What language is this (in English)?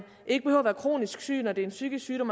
Danish